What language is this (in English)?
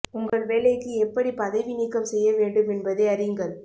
Tamil